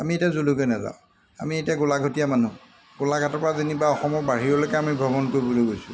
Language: Assamese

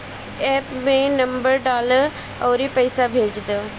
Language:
Bhojpuri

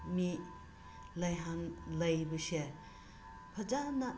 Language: Manipuri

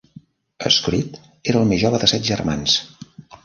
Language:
Catalan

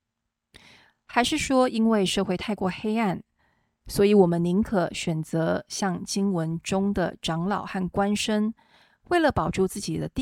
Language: Chinese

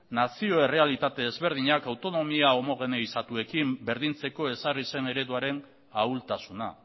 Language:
Basque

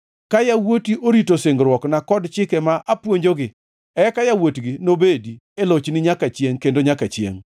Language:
Luo (Kenya and Tanzania)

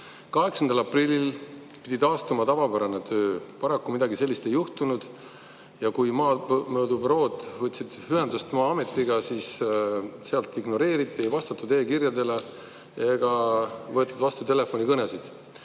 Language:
Estonian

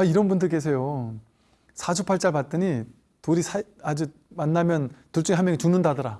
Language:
Korean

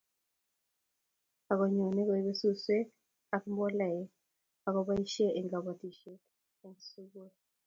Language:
Kalenjin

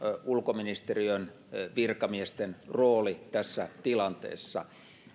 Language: Finnish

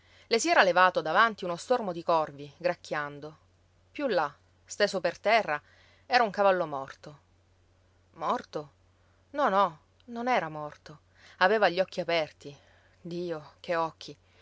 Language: Italian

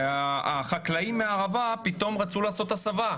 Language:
Hebrew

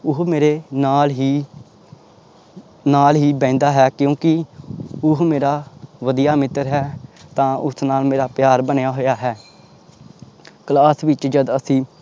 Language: Punjabi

